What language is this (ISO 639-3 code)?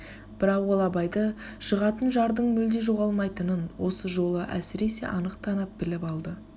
kaz